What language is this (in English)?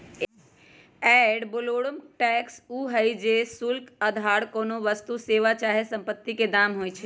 Magahi